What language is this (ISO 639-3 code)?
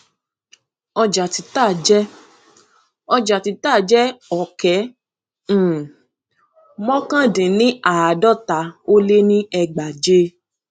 yor